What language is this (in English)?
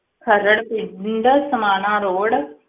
Punjabi